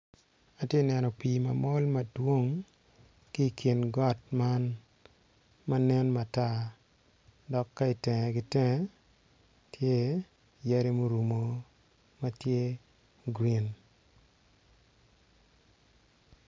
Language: Acoli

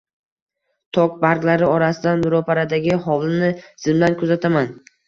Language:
Uzbek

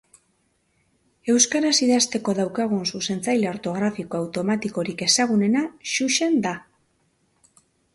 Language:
Basque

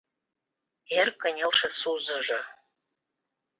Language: Mari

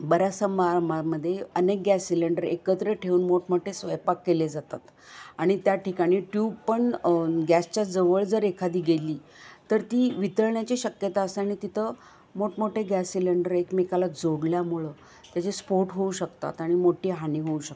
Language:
Marathi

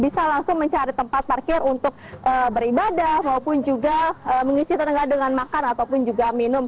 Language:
Indonesian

